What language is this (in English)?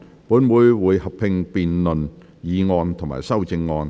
Cantonese